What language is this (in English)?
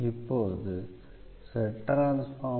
Tamil